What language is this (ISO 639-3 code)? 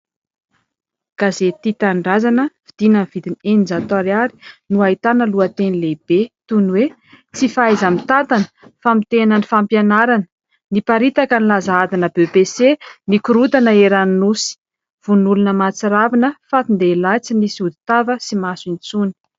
mlg